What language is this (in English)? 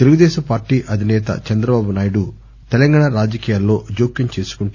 Telugu